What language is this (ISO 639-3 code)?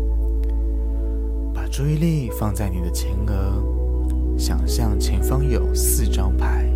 zho